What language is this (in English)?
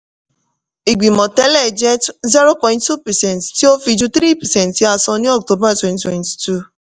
Yoruba